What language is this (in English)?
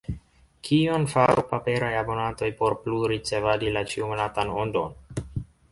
Esperanto